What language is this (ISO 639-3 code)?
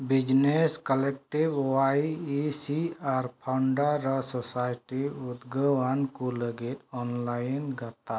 sat